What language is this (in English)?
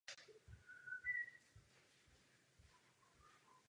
Czech